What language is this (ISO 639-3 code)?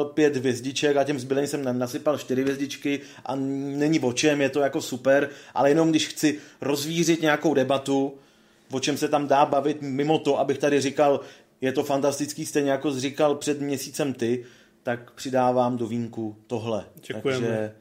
ces